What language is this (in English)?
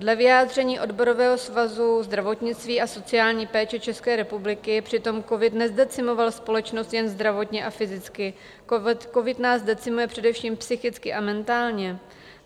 Czech